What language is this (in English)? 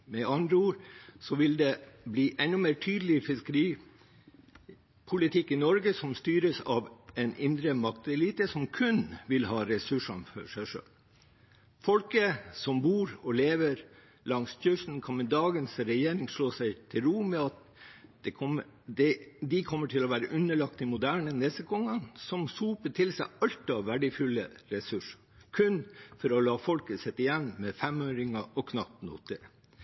Norwegian Bokmål